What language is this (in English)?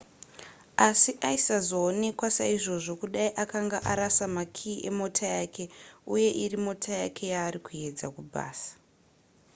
Shona